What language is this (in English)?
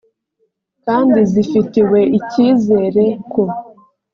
Kinyarwanda